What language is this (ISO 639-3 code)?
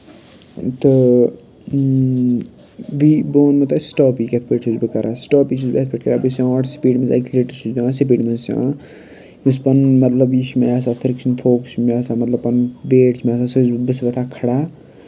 kas